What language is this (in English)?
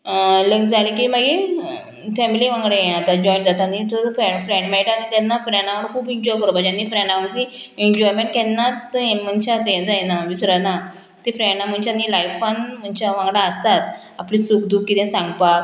Konkani